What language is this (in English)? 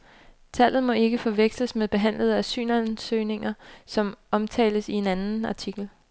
Danish